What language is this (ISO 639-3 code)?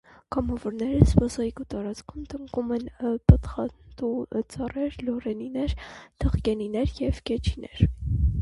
hye